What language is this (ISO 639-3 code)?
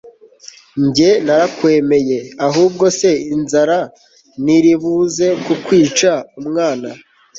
kin